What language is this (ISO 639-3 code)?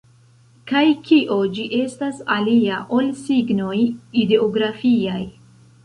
epo